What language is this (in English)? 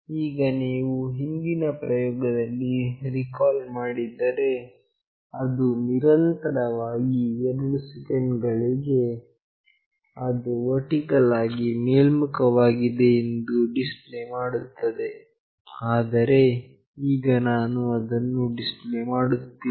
Kannada